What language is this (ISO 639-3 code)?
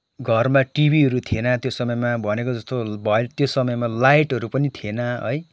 nep